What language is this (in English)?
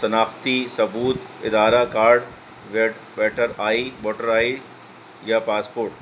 Urdu